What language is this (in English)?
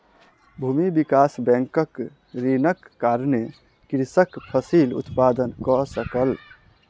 Maithili